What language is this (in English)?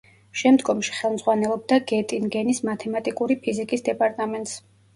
Georgian